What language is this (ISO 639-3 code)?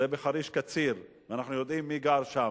heb